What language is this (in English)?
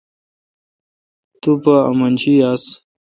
Kalkoti